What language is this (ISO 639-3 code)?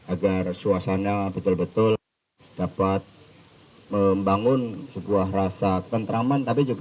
ind